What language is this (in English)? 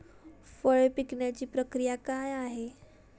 Marathi